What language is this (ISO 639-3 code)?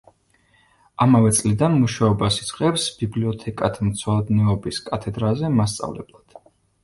kat